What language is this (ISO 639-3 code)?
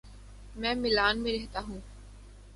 urd